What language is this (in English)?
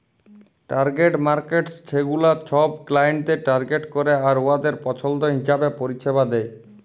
Bangla